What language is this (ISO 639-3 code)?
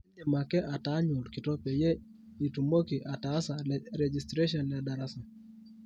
mas